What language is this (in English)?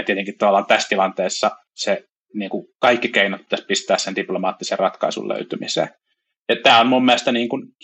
Finnish